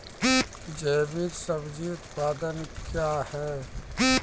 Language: Maithili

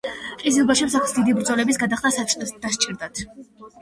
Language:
Georgian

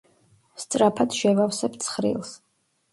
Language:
Georgian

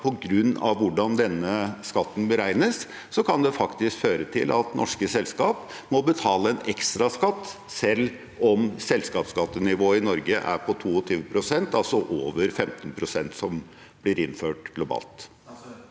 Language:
Norwegian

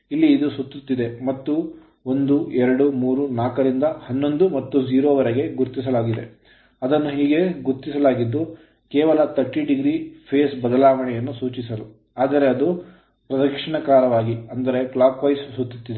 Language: Kannada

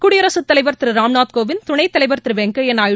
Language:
Tamil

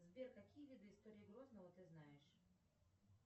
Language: Russian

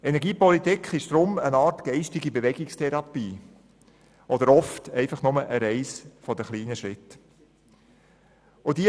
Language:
Swiss German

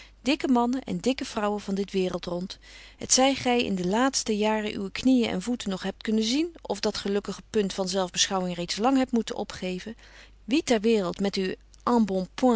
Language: Dutch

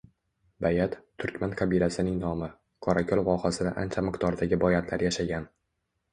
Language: Uzbek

